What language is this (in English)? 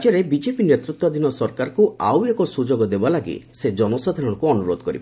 Odia